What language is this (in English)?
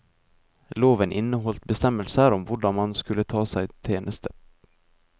Norwegian